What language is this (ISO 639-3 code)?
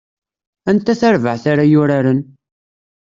kab